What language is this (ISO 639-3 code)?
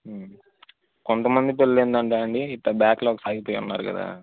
tel